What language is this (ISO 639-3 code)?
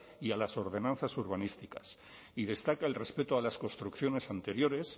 spa